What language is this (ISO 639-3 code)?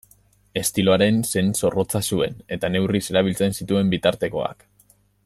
eus